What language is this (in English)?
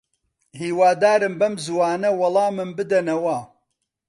Central Kurdish